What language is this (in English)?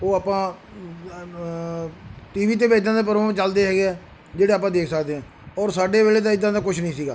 Punjabi